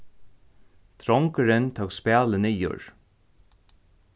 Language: Faroese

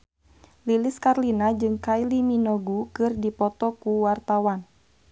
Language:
Sundanese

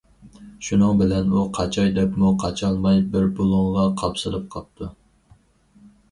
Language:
Uyghur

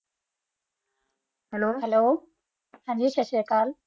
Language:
Punjabi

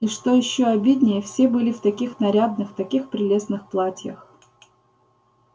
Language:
Russian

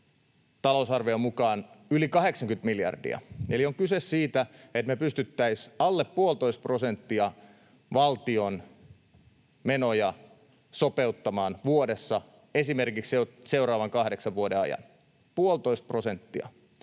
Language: Finnish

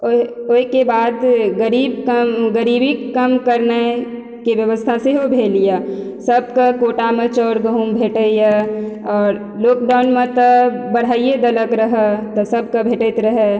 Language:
Maithili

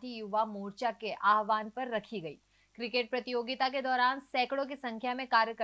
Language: Hindi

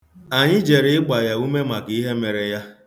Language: Igbo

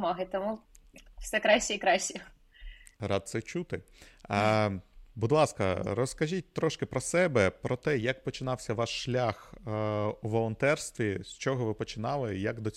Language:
Ukrainian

